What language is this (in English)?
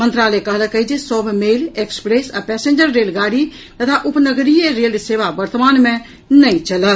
Maithili